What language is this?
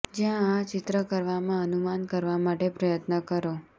Gujarati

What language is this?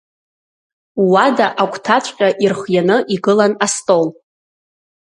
Abkhazian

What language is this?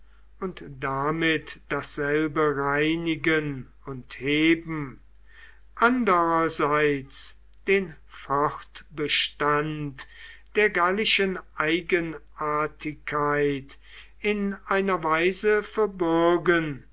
German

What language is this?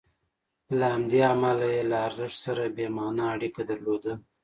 Pashto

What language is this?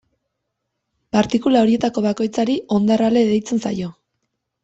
Basque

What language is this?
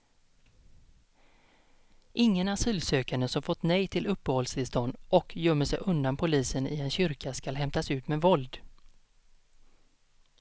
Swedish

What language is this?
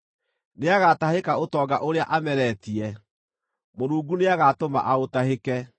Kikuyu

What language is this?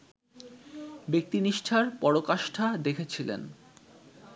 Bangla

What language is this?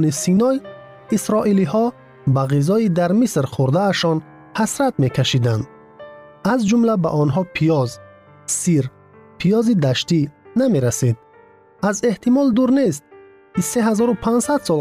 Persian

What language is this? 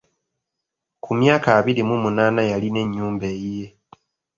Ganda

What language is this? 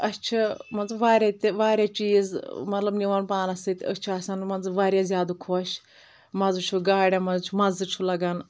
Kashmiri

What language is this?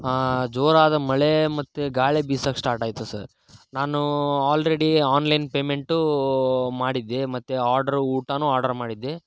Kannada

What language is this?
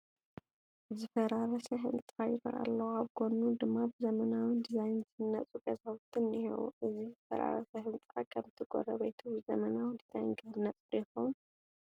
Tigrinya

